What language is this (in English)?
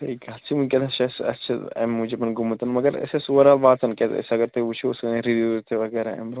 Kashmiri